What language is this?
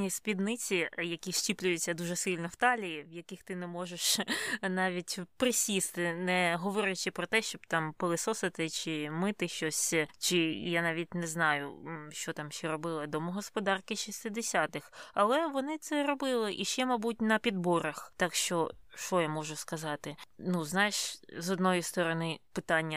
Ukrainian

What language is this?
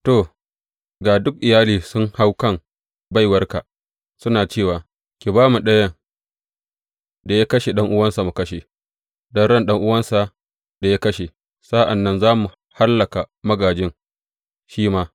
Hausa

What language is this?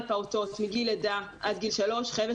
Hebrew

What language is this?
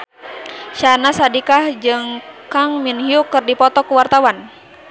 Sundanese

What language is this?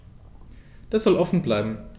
German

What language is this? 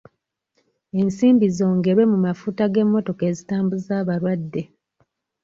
Ganda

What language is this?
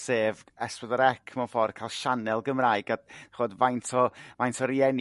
Welsh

